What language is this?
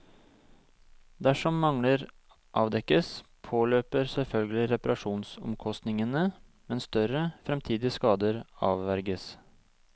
Norwegian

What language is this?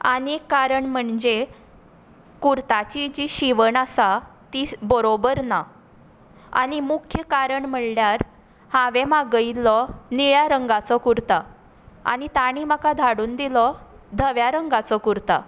Konkani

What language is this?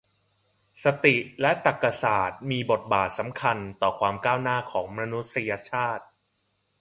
Thai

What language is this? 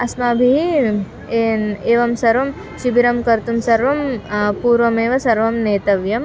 Sanskrit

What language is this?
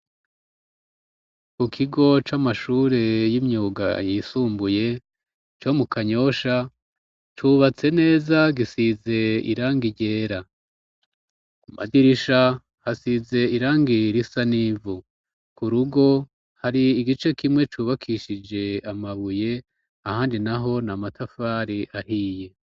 Rundi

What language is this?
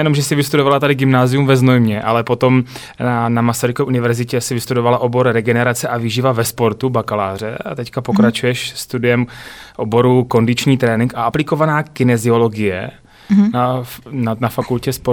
Czech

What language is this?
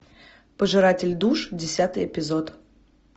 Russian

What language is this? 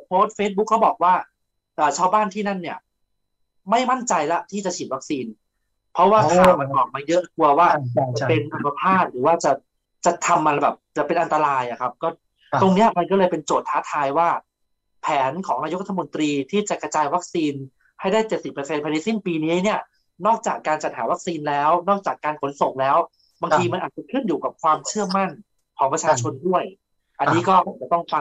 Thai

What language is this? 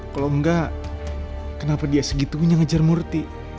Indonesian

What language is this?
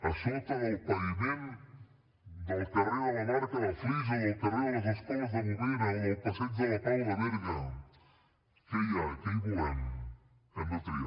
Catalan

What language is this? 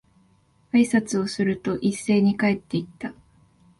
Japanese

